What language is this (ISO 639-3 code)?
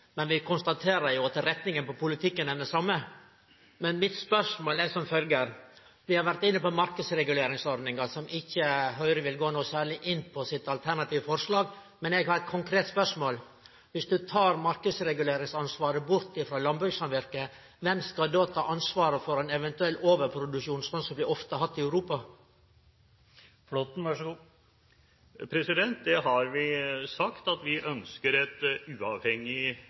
nor